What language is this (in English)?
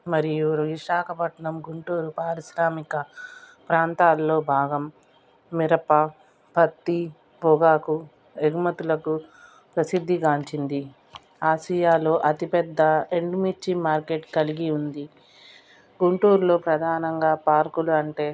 Telugu